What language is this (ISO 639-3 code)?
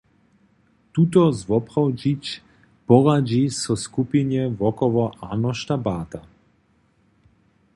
hsb